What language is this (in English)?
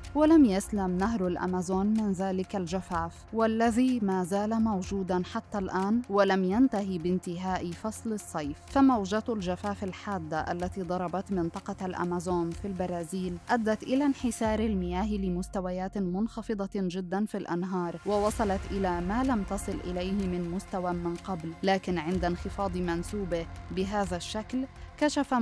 Arabic